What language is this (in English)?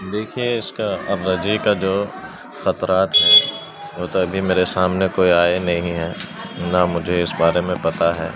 Urdu